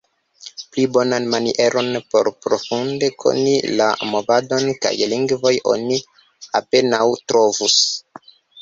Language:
Esperanto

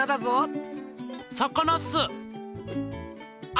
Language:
Japanese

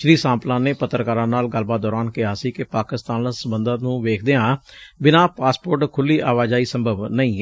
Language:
Punjabi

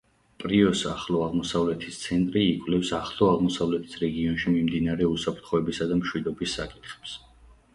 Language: Georgian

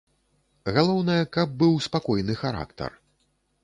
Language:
Belarusian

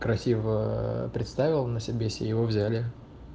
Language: Russian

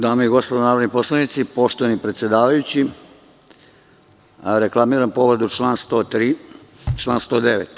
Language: Serbian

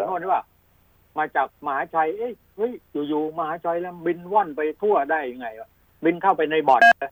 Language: Thai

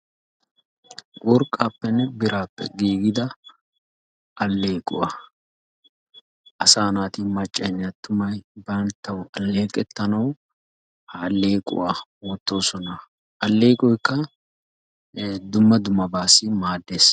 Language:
Wolaytta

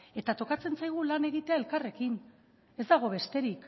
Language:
Basque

